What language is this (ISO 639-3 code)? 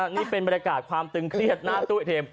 tha